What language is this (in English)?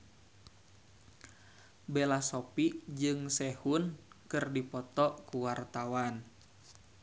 Sundanese